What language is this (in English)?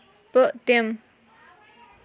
Kashmiri